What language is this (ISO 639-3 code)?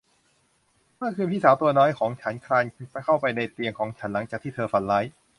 tha